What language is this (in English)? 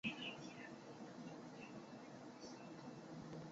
Chinese